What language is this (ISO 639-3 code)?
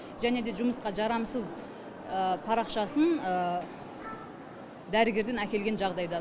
kaz